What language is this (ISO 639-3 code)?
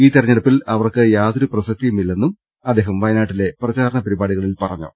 mal